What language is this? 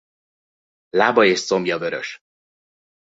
Hungarian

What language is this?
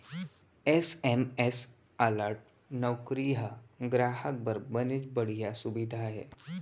Chhattisgarhi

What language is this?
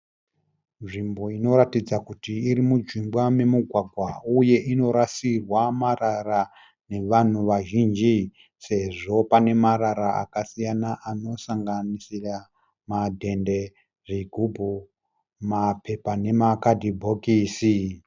Shona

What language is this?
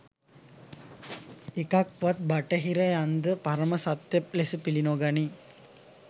Sinhala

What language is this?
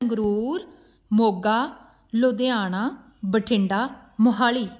Punjabi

